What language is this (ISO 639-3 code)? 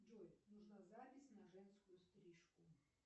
rus